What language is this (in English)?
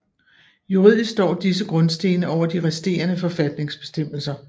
Danish